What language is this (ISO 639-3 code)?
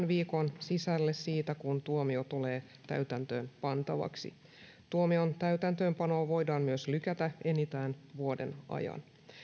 fin